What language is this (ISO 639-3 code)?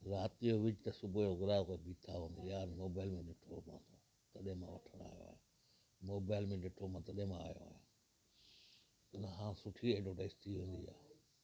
snd